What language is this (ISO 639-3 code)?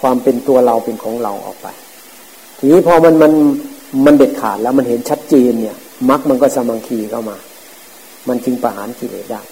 tha